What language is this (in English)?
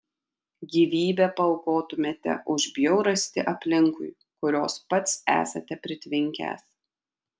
Lithuanian